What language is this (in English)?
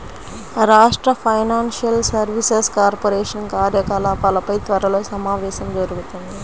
Telugu